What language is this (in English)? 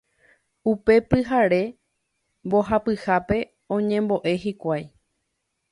Guarani